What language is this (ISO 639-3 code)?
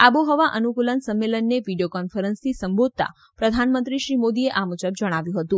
guj